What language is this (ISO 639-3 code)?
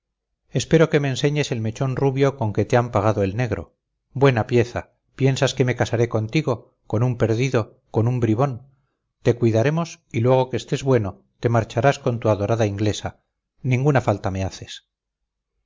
spa